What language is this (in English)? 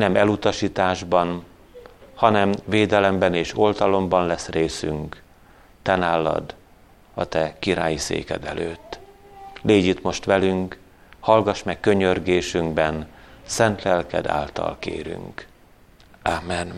Hungarian